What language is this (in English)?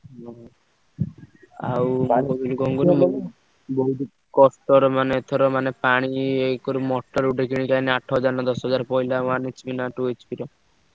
Odia